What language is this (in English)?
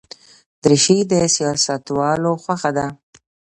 Pashto